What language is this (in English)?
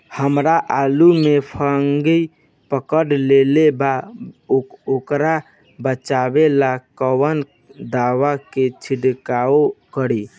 Bhojpuri